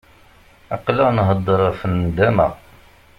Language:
Kabyle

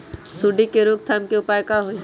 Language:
Magahi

